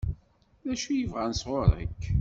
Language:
Kabyle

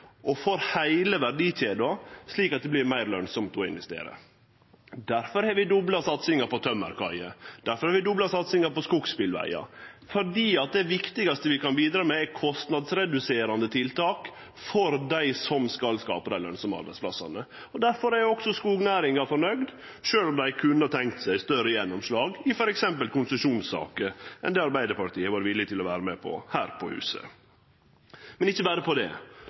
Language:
Norwegian Nynorsk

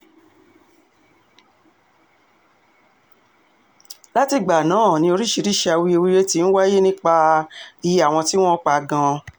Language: Yoruba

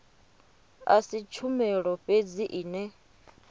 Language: Venda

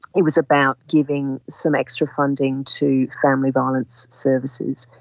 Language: English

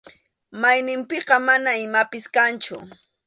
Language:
Arequipa-La Unión Quechua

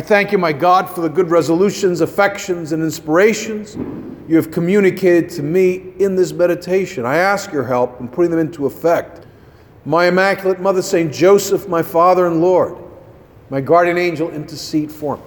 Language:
English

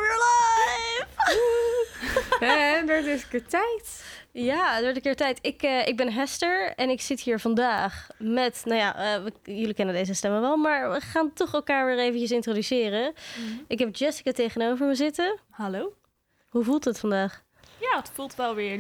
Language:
Dutch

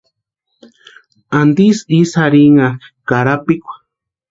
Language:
Western Highland Purepecha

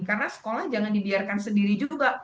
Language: Indonesian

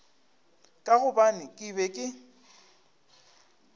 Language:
Northern Sotho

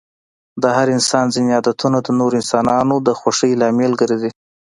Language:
Pashto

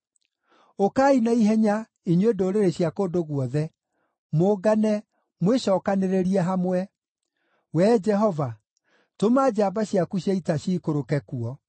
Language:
Kikuyu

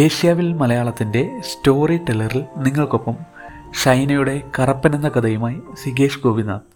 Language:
Malayalam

